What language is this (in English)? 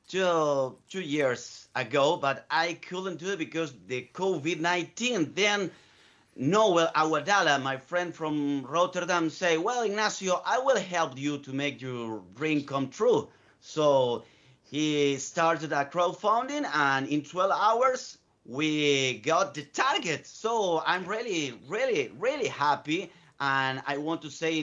Dutch